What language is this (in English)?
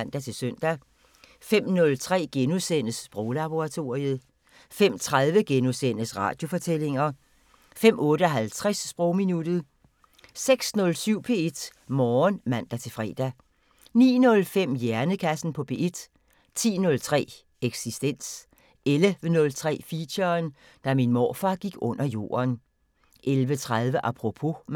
Danish